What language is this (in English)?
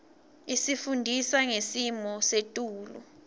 Swati